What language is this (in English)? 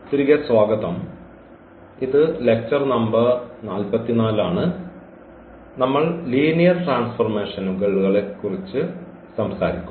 Malayalam